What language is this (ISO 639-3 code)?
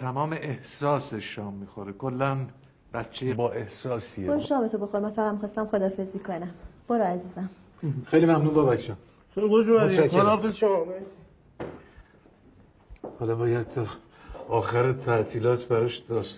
fas